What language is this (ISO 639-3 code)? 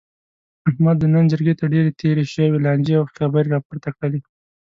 pus